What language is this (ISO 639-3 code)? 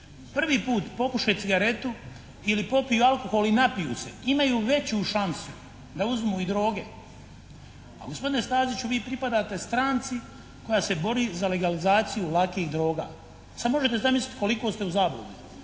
hrv